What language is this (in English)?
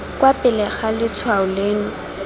Tswana